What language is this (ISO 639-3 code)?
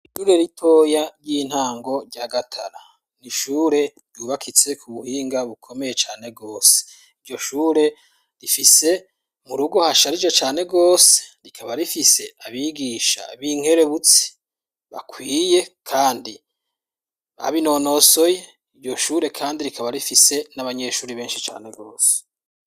run